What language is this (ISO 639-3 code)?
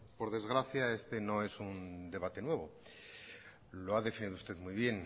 spa